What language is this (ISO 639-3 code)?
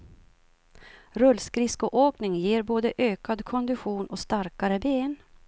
swe